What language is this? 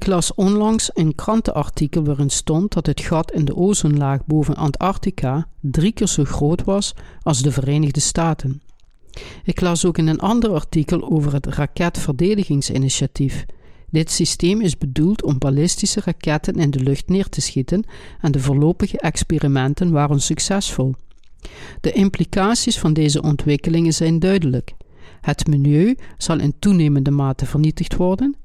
Dutch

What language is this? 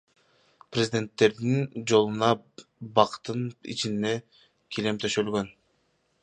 Kyrgyz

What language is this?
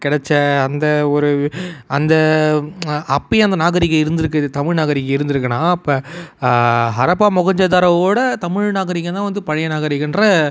Tamil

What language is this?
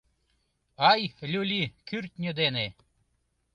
Mari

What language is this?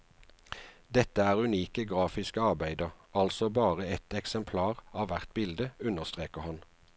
Norwegian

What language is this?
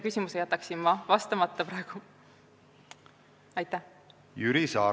Estonian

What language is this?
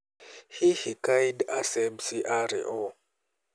Kikuyu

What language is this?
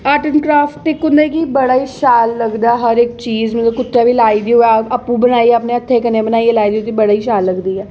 Dogri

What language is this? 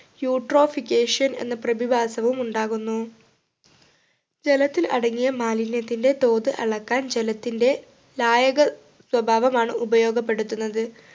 Malayalam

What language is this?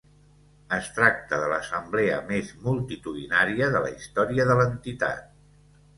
Catalan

